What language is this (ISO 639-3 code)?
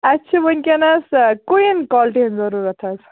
kas